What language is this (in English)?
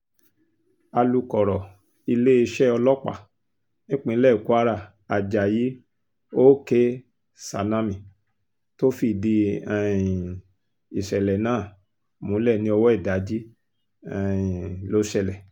Yoruba